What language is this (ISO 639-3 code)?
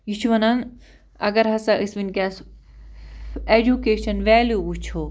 kas